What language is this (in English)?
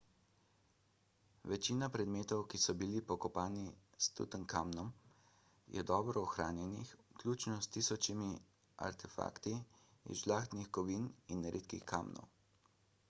Slovenian